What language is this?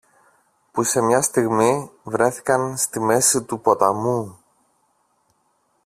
Greek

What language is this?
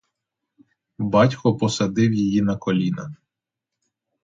Ukrainian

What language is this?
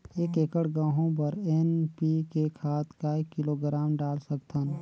Chhattisgarhi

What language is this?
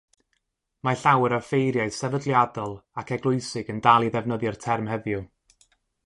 Welsh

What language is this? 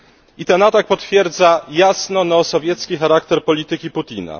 Polish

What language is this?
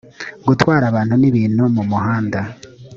Kinyarwanda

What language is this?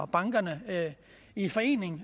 Danish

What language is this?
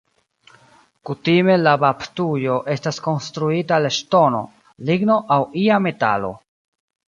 Esperanto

